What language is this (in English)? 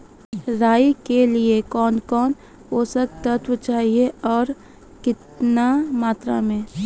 Maithili